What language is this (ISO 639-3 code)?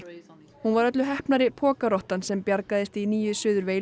isl